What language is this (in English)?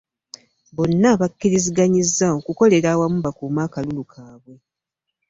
Ganda